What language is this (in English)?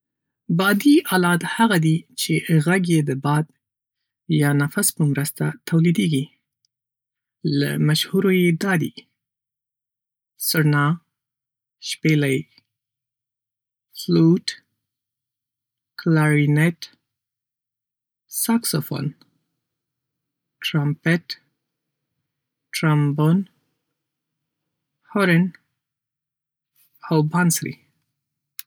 Pashto